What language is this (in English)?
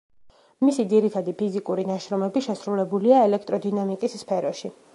Georgian